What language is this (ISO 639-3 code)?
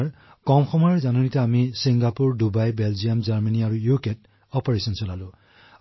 asm